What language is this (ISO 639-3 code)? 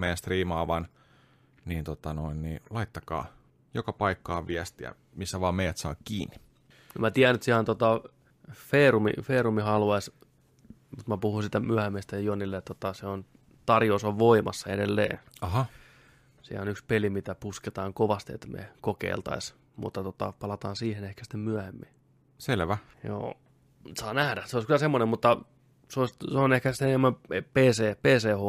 fin